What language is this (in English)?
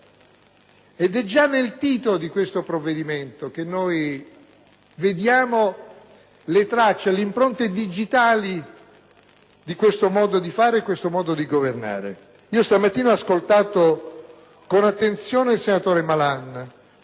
Italian